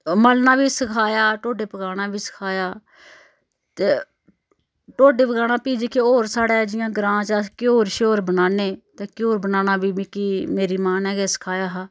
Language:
Dogri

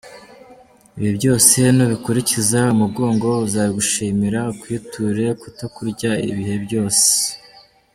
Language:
Kinyarwanda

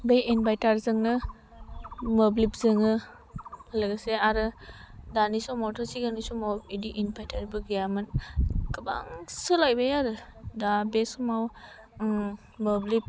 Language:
Bodo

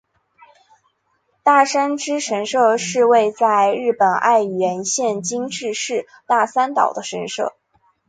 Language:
Chinese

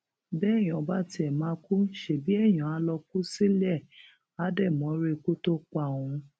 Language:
Yoruba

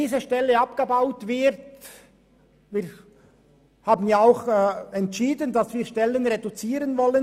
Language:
Swiss German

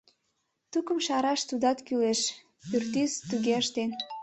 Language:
Mari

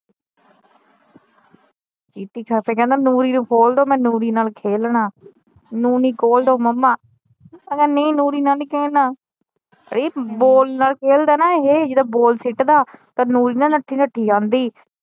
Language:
Punjabi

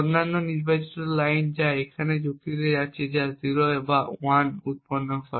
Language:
Bangla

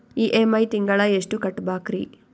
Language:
Kannada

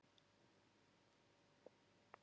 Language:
Icelandic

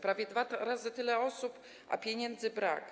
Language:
Polish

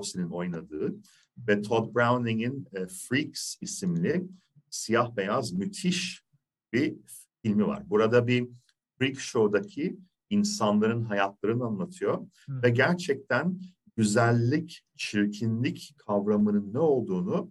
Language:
Turkish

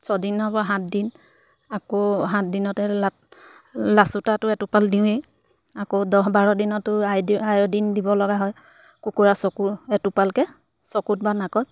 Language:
Assamese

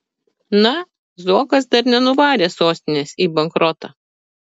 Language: Lithuanian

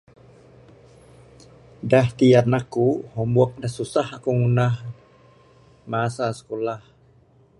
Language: Bukar-Sadung Bidayuh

